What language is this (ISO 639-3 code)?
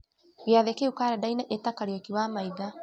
kik